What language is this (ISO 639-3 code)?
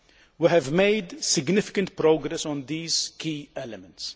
eng